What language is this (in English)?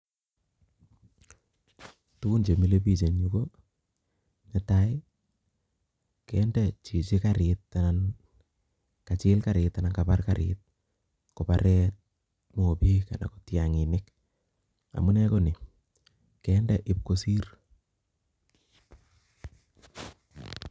Kalenjin